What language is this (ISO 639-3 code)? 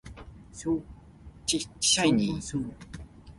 nan